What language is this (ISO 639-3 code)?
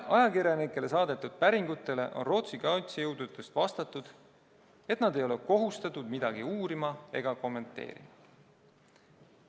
est